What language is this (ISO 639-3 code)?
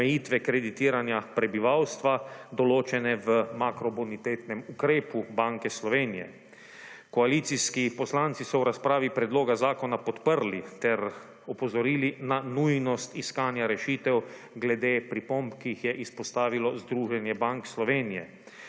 slv